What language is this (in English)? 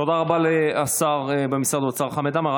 Hebrew